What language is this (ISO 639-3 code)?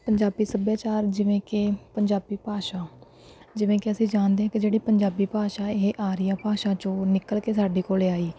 pan